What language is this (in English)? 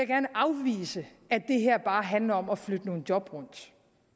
Danish